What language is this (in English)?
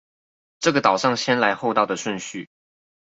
Chinese